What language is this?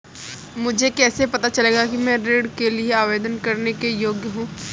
Hindi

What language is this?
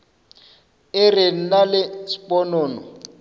Northern Sotho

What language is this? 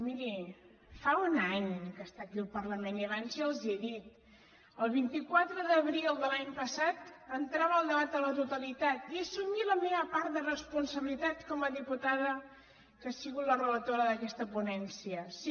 Catalan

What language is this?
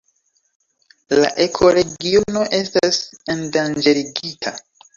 Esperanto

